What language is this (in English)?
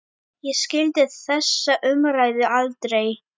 Icelandic